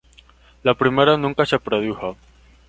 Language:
Spanish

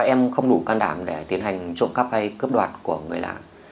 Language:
Vietnamese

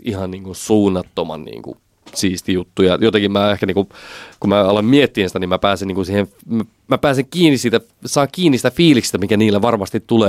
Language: Finnish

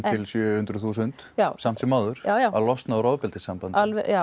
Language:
Icelandic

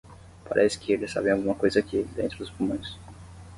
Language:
Portuguese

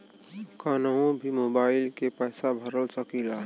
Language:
Bhojpuri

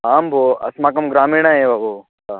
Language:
Sanskrit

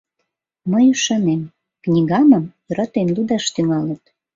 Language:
Mari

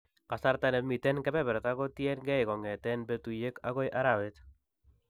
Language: Kalenjin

